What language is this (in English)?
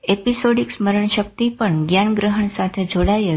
Gujarati